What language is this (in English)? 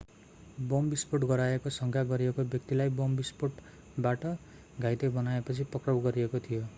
Nepali